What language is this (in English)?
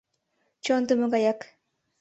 Mari